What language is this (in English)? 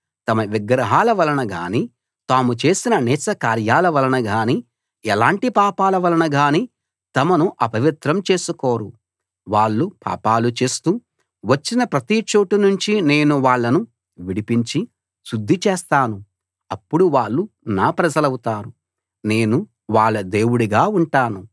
Telugu